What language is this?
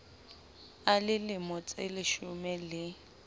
Southern Sotho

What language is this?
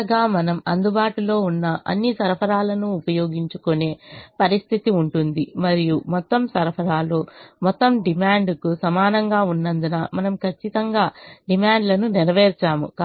Telugu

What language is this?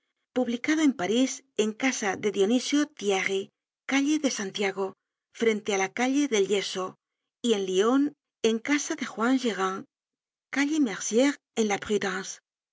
Spanish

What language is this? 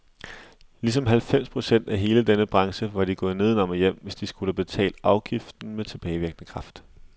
Danish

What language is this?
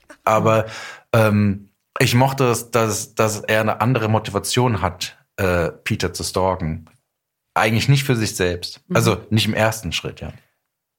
German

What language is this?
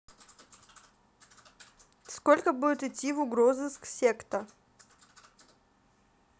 Russian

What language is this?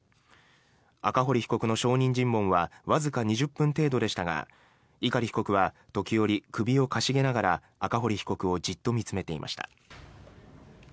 Japanese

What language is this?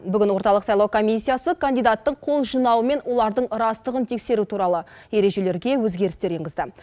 Kazakh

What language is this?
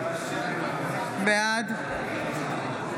Hebrew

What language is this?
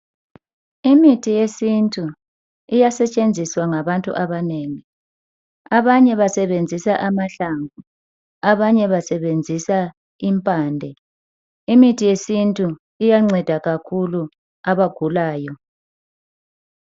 North Ndebele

